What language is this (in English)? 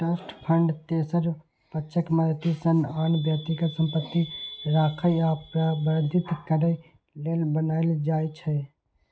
Maithili